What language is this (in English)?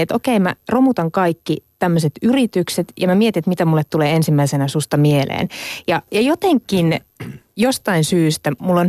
Finnish